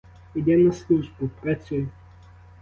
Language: Ukrainian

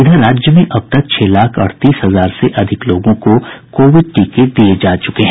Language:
Hindi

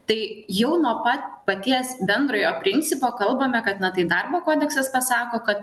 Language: Lithuanian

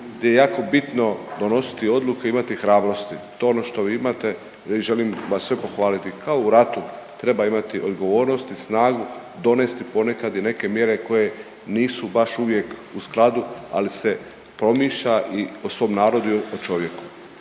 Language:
Croatian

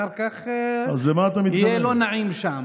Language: Hebrew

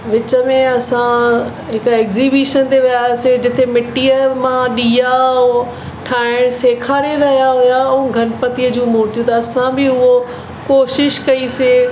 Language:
Sindhi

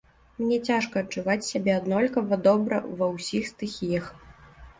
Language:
Belarusian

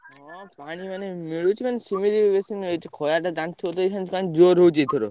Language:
Odia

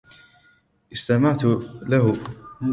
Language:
Arabic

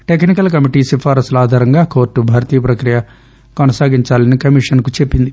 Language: Telugu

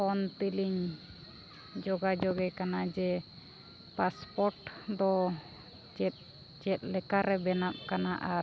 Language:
Santali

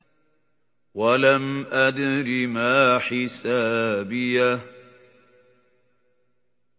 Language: Arabic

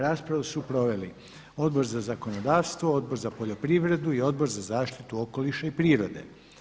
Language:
Croatian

